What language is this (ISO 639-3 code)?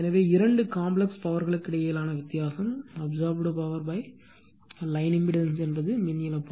tam